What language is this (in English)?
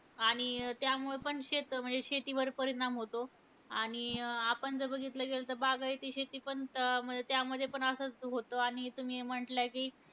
Marathi